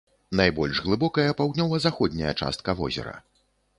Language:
Belarusian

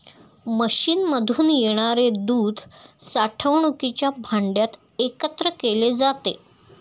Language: Marathi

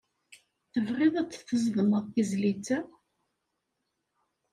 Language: Kabyle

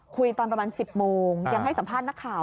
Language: Thai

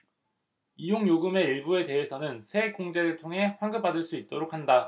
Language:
Korean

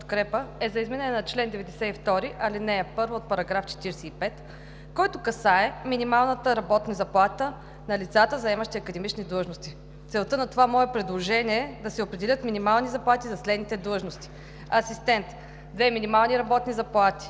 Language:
Bulgarian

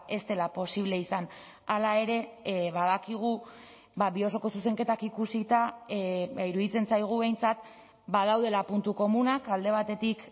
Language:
Basque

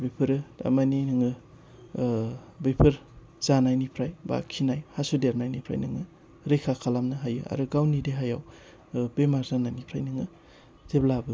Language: Bodo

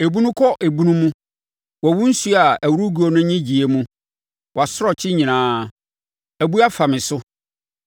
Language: Akan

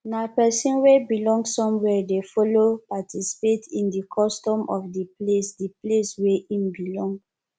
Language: Nigerian Pidgin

